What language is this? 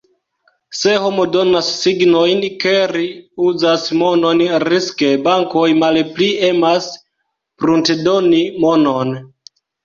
Esperanto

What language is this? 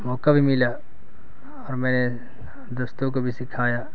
Urdu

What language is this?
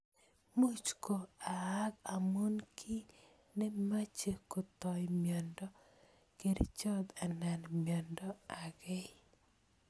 Kalenjin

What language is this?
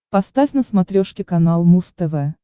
Russian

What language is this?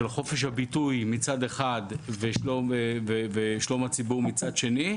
Hebrew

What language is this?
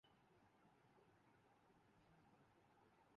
Urdu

